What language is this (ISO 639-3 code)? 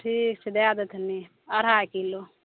mai